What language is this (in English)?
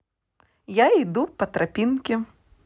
Russian